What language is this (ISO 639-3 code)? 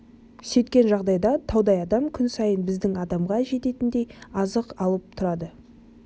kaz